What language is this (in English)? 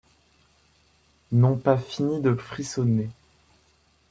French